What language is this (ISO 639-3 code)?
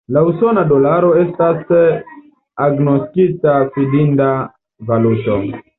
epo